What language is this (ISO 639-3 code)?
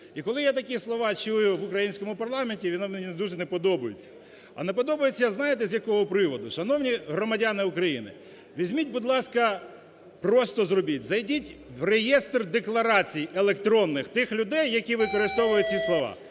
ukr